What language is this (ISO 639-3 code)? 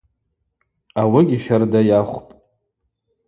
abq